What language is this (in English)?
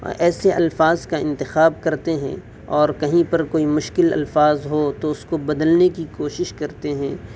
Urdu